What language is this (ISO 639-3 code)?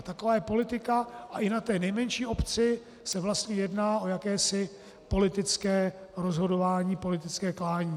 ces